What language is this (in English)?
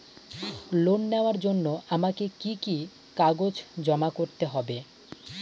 Bangla